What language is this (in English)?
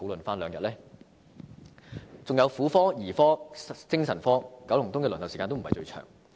Cantonese